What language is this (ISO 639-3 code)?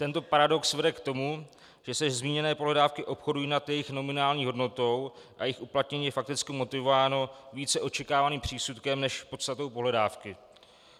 ces